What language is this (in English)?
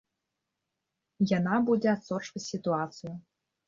Belarusian